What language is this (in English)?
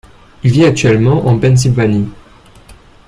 French